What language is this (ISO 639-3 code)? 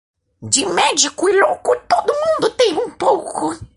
por